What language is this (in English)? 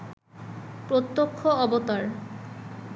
Bangla